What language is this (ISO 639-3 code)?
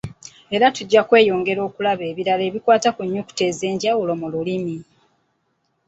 lug